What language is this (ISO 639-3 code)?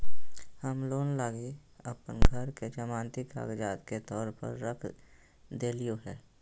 mag